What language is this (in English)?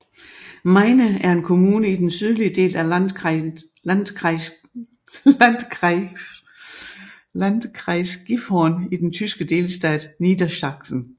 Danish